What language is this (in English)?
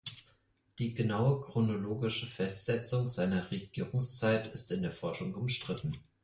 German